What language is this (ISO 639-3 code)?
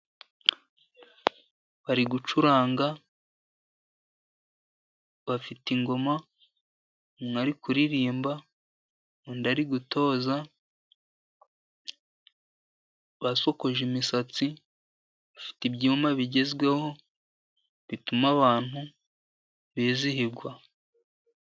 kin